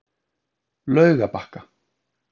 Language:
Icelandic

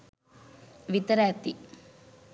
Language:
Sinhala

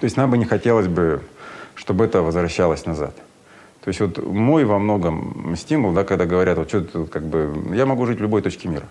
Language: Russian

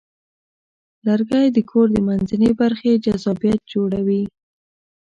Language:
Pashto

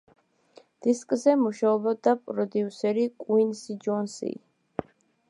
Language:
Georgian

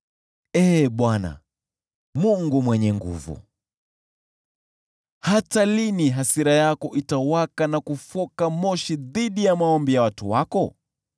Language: Swahili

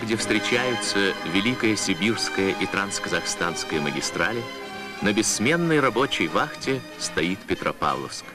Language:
Russian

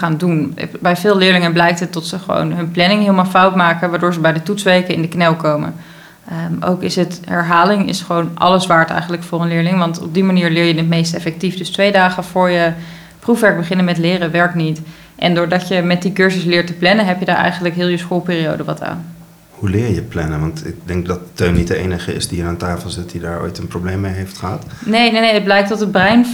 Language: Dutch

